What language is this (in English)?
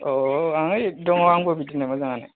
Bodo